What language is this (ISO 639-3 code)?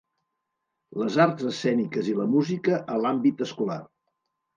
cat